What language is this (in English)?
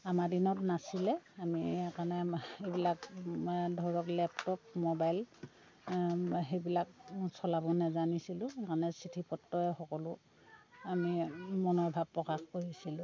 Assamese